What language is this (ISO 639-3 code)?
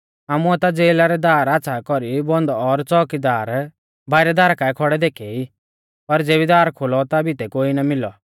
bfz